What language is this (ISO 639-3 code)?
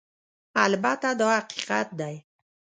pus